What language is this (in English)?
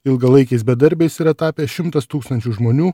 Lithuanian